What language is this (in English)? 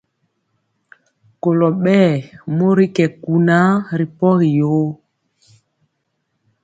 Mpiemo